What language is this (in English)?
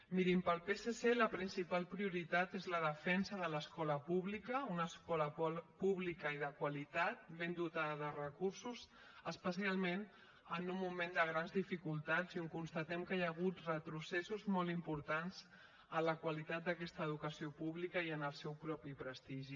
Catalan